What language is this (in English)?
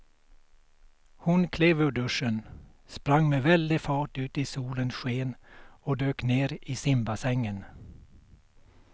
Swedish